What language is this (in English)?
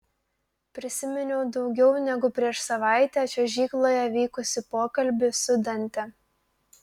Lithuanian